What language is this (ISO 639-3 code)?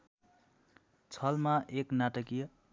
nep